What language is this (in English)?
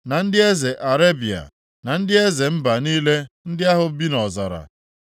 Igbo